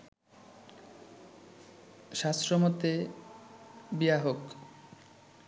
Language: Bangla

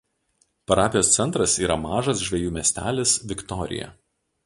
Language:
Lithuanian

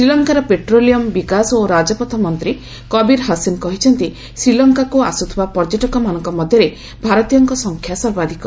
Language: Odia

